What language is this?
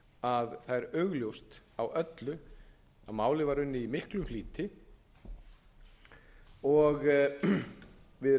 Icelandic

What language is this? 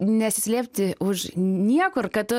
Lithuanian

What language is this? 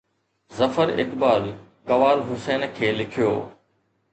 Sindhi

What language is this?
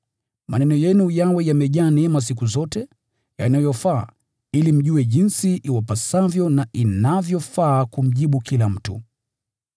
Swahili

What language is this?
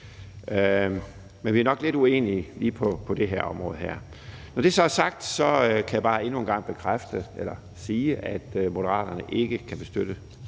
Danish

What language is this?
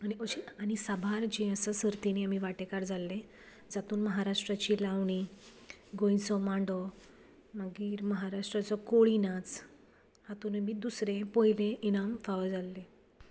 Konkani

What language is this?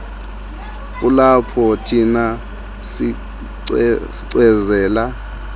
Xhosa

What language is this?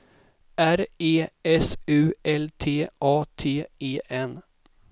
Swedish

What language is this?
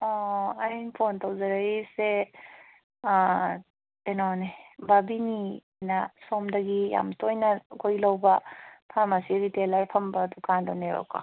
Manipuri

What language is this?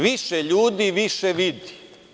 Serbian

